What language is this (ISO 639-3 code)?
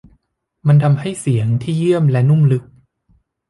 tha